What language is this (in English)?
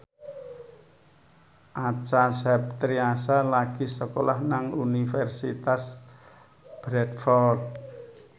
Javanese